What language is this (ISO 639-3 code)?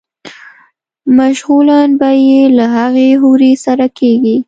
pus